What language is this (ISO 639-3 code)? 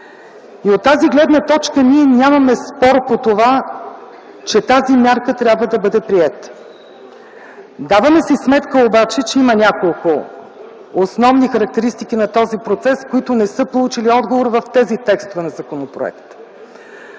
bul